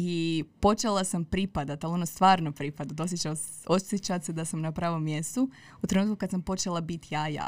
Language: Croatian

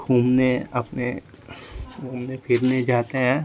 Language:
Hindi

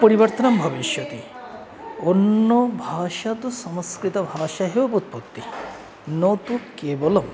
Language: Sanskrit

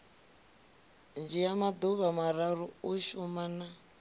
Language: Venda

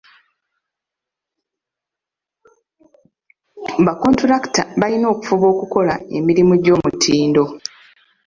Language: Ganda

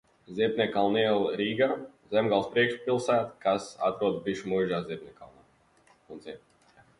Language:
Latvian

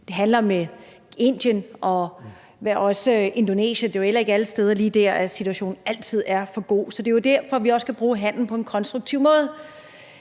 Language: Danish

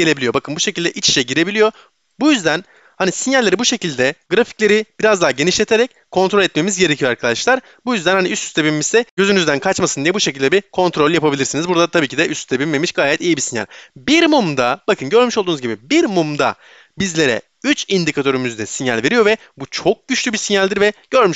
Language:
Turkish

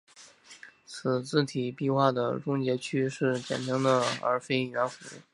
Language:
Chinese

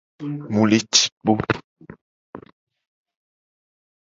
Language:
Gen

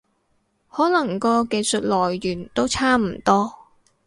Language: Cantonese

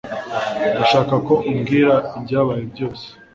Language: Kinyarwanda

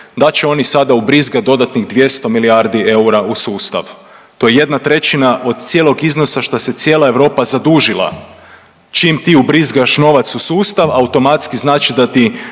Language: Croatian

